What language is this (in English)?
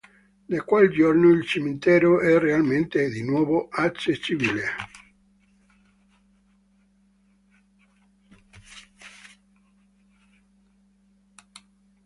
Italian